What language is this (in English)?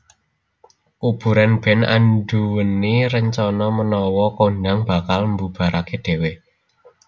Javanese